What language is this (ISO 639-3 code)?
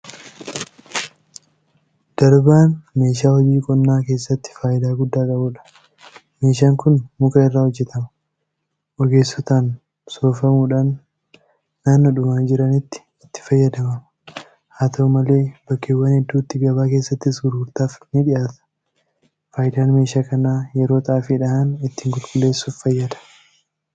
orm